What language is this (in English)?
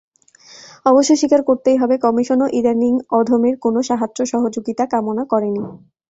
Bangla